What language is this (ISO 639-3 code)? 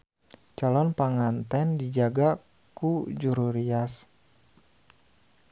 sun